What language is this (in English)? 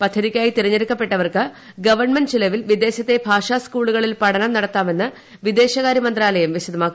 Malayalam